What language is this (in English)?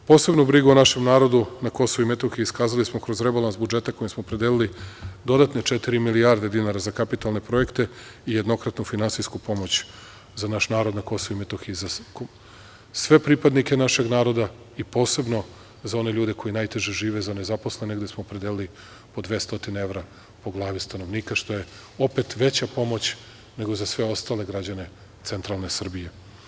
Serbian